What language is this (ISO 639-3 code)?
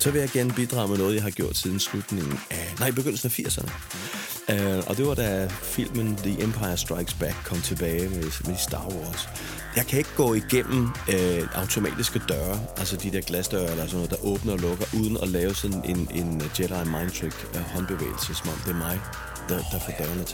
dan